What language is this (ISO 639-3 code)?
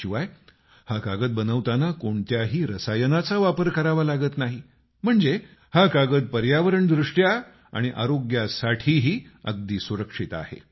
mar